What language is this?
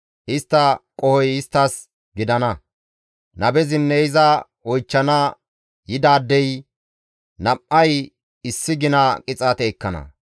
Gamo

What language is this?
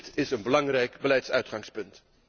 Dutch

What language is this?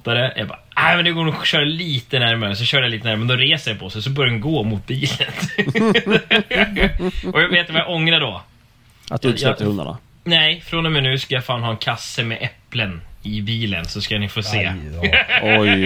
Swedish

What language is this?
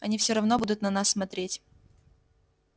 Russian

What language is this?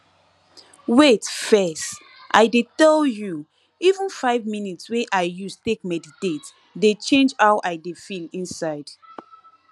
Nigerian Pidgin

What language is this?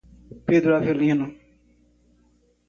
Portuguese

